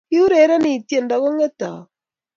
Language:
Kalenjin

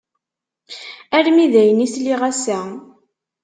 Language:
Kabyle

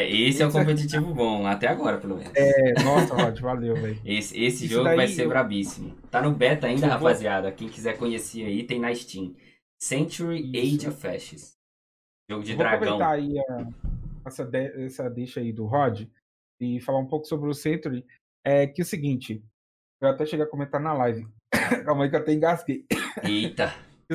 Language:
Portuguese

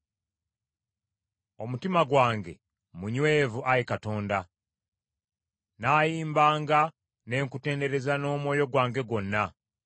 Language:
Ganda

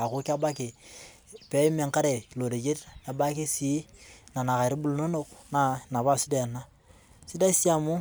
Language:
Masai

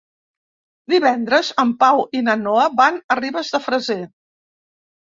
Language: Catalan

